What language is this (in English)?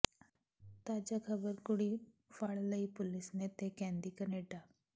Punjabi